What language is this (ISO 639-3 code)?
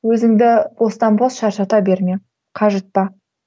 kaz